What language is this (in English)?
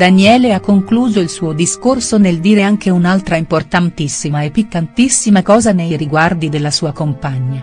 Italian